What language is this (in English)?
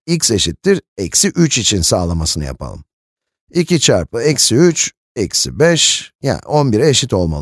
Turkish